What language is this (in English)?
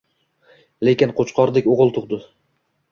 Uzbek